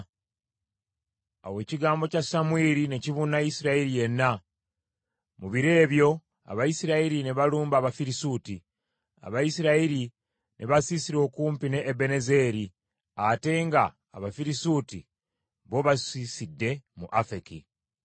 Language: Ganda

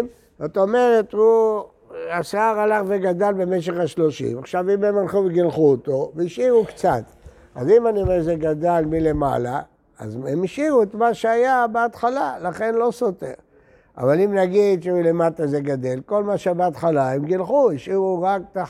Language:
Hebrew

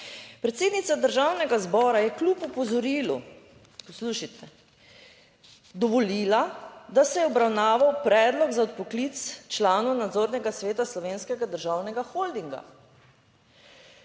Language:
Slovenian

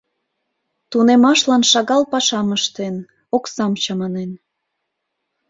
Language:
Mari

